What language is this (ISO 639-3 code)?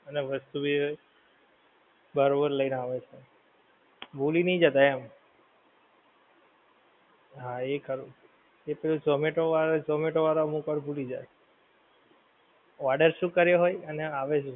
guj